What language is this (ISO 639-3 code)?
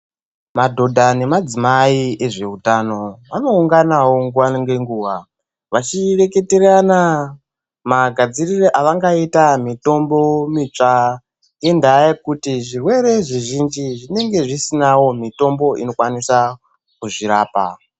ndc